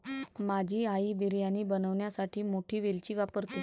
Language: Marathi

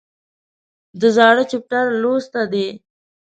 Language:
Pashto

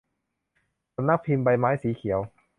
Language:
Thai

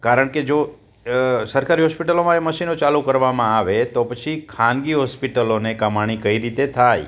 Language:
Gujarati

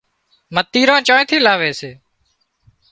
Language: Wadiyara Koli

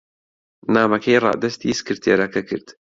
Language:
Central Kurdish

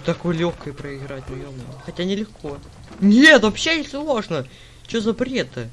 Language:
Russian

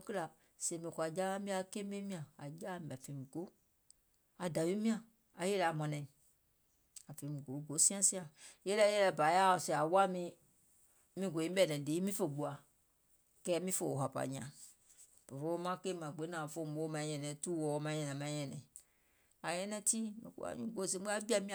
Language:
Gola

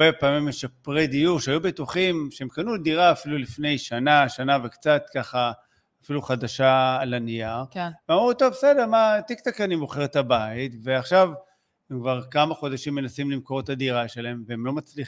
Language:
Hebrew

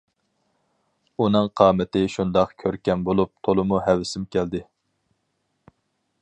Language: Uyghur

